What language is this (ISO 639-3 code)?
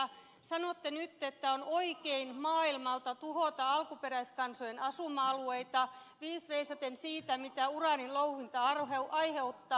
fin